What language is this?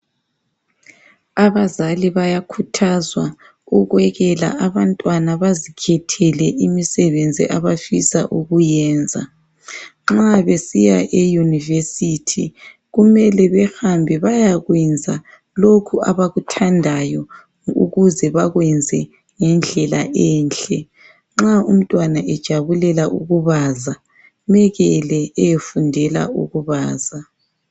North Ndebele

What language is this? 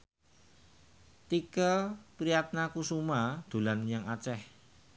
Javanese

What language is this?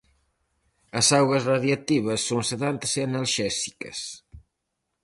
Galician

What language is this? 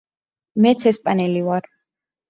Georgian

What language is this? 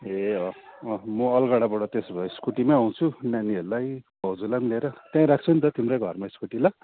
Nepali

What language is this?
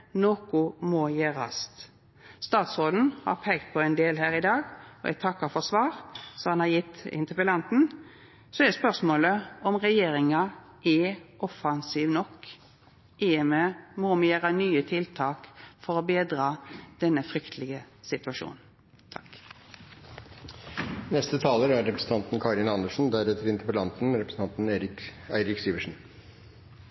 Norwegian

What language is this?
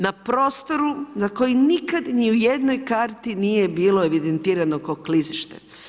Croatian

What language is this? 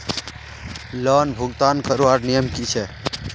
Magahi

